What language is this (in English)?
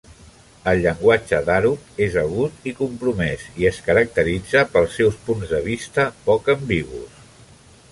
Catalan